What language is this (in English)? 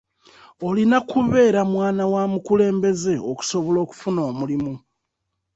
Ganda